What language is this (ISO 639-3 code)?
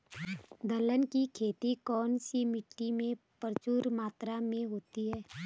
hin